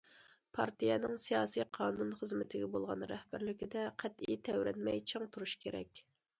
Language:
Uyghur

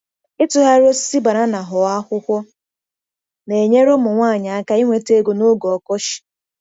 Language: Igbo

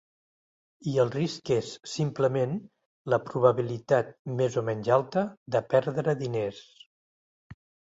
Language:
Catalan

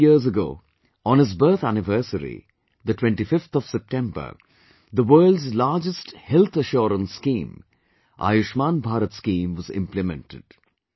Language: English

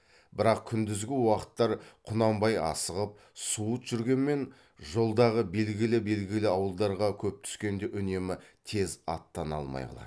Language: Kazakh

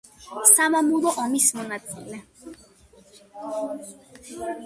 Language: Georgian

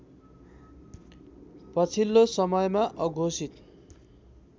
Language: Nepali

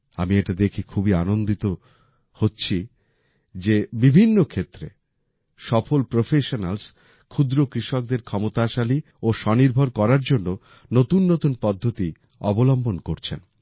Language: Bangla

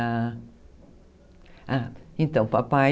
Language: Portuguese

